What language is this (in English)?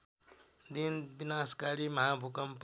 Nepali